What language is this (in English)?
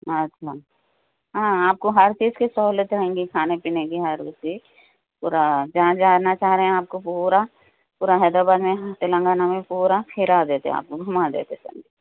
Urdu